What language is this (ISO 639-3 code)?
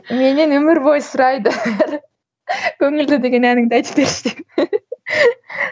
kaz